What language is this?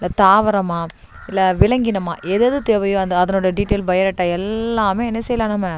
Tamil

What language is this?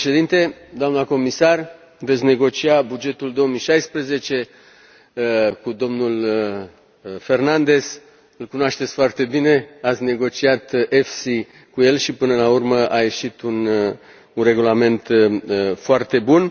Romanian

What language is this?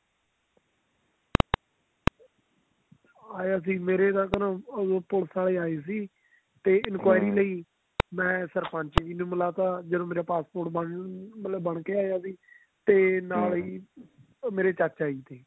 Punjabi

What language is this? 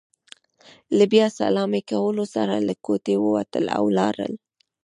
Pashto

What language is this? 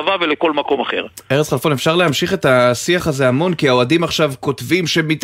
Hebrew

